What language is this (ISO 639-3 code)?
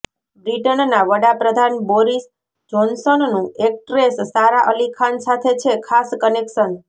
guj